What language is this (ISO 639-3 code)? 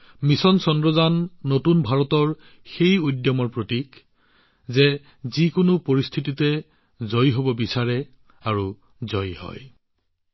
asm